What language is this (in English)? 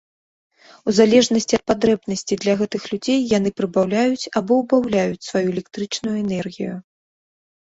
Belarusian